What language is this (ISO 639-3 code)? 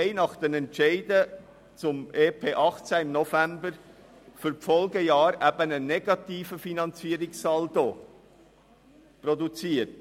gsw